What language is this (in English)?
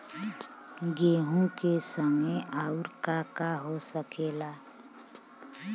Bhojpuri